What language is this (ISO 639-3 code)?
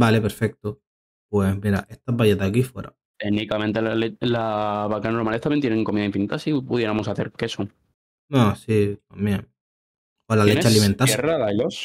spa